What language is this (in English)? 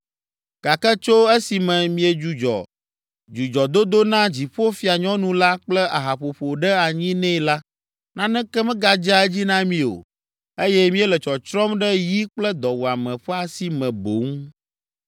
Ewe